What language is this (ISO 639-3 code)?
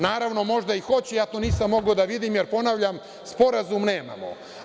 srp